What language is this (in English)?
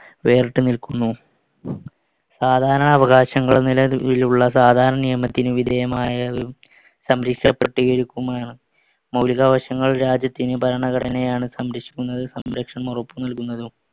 Malayalam